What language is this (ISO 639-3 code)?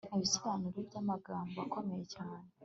kin